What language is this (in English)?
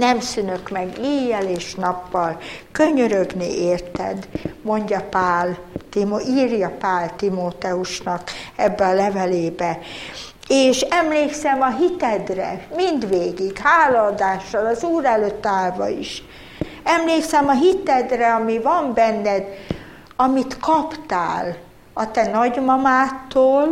Hungarian